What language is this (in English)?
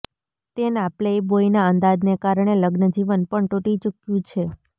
Gujarati